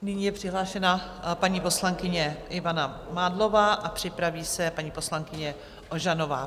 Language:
Czech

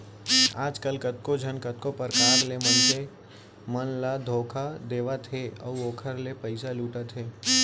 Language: Chhattisgarhi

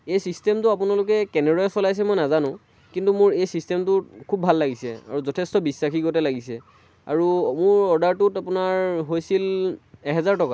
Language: Assamese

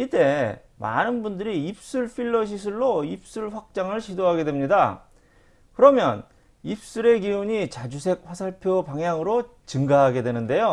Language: Korean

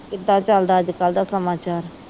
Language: Punjabi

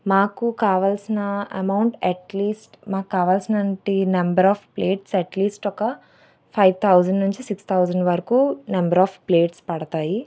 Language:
Telugu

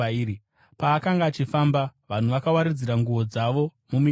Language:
Shona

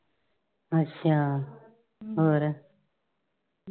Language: Punjabi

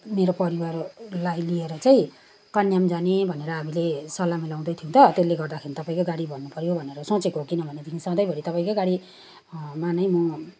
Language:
Nepali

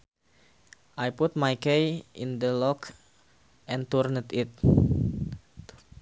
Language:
Sundanese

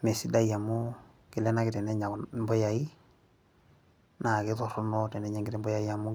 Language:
Masai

